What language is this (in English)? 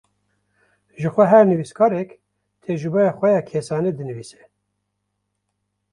Kurdish